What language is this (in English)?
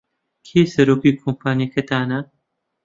Central Kurdish